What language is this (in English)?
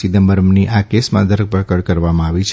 Gujarati